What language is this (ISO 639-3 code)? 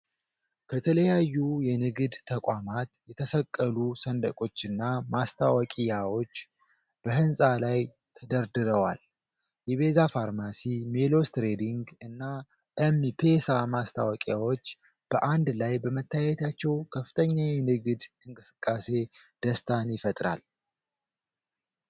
amh